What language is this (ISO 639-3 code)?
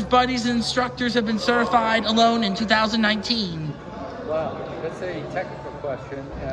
eng